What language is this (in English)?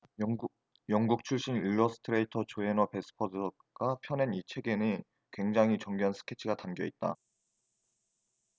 Korean